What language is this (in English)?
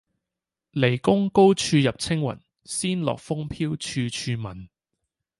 Cantonese